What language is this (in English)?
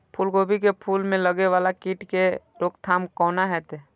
Maithili